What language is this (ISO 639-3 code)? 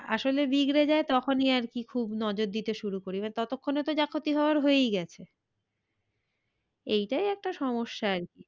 ben